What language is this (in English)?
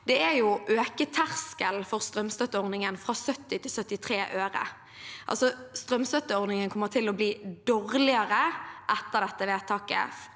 Norwegian